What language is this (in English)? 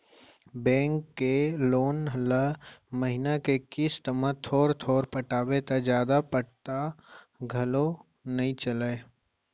Chhattisgarhi